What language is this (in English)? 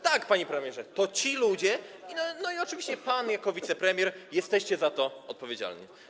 Polish